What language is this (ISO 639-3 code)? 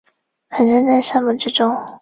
zho